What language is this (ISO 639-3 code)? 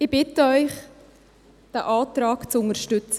gsw